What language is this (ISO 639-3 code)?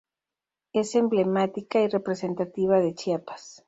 spa